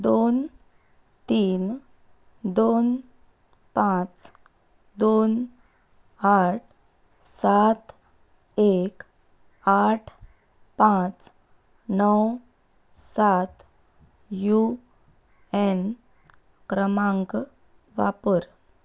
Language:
Konkani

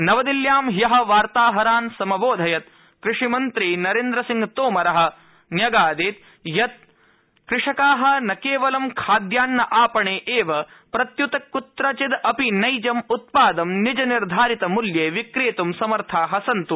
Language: Sanskrit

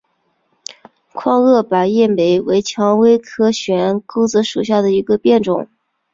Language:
Chinese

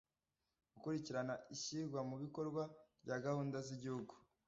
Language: Kinyarwanda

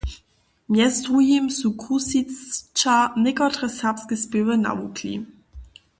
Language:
Upper Sorbian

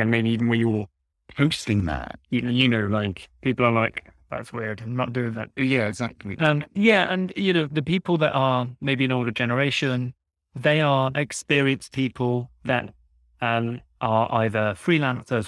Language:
English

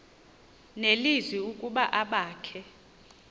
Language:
Xhosa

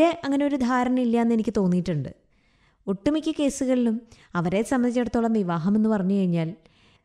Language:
Malayalam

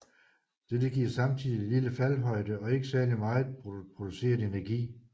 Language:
Danish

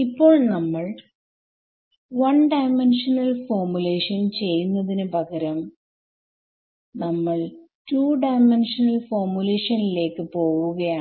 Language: Malayalam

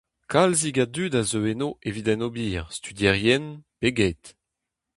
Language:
Breton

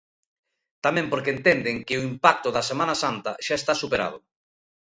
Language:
Galician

